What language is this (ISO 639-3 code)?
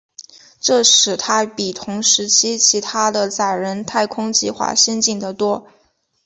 zho